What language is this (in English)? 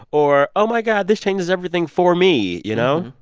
English